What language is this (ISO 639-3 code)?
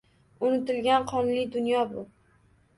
uzb